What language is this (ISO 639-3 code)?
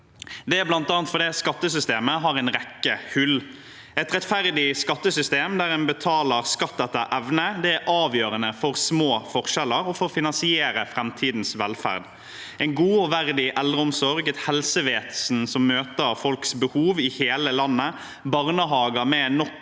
nor